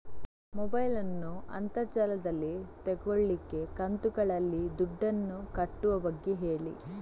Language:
Kannada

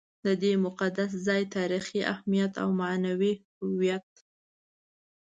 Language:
Pashto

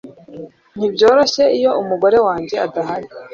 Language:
Kinyarwanda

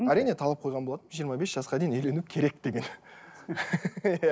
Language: Kazakh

